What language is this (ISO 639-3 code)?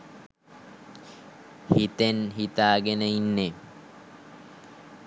sin